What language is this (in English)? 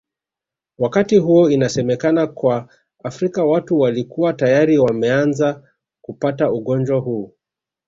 Swahili